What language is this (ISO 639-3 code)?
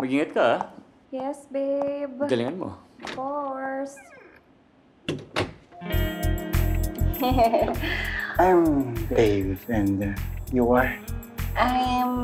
fil